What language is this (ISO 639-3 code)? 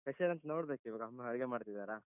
kan